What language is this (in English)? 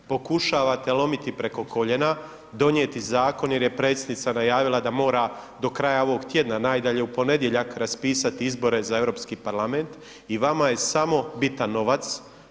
Croatian